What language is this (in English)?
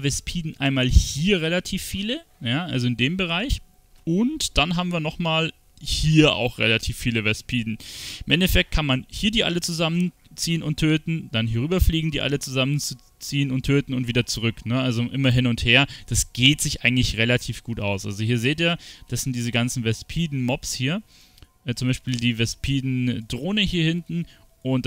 German